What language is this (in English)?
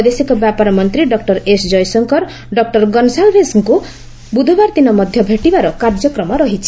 Odia